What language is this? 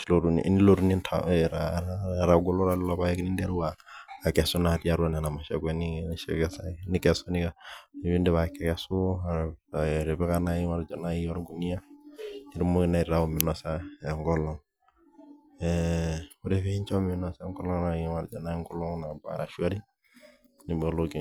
Masai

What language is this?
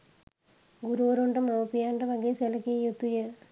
Sinhala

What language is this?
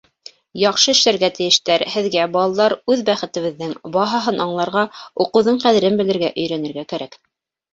Bashkir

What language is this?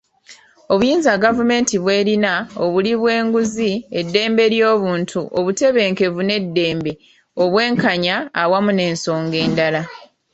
Ganda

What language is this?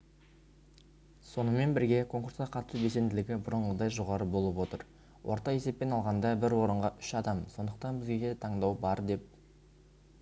Kazakh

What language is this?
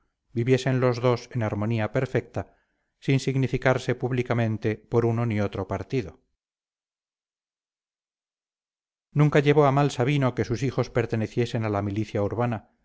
Spanish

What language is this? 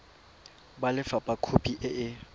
Tswana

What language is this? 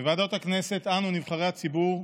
Hebrew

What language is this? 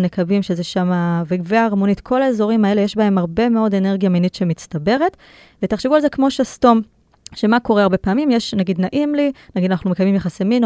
Hebrew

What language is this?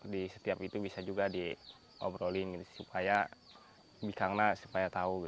Indonesian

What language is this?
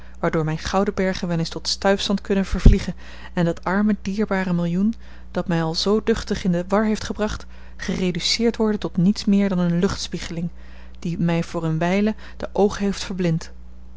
Dutch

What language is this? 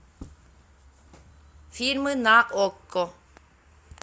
Russian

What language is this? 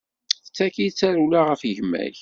Kabyle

